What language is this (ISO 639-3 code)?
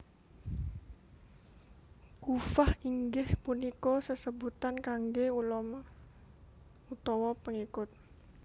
jav